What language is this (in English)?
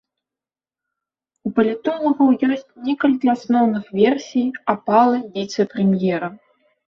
Belarusian